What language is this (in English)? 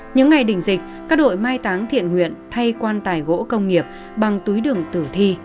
Vietnamese